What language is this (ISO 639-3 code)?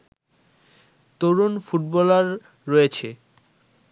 ben